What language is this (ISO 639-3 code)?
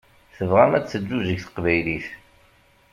kab